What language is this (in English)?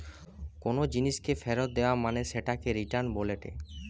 Bangla